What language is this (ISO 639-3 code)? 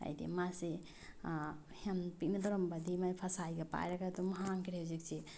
mni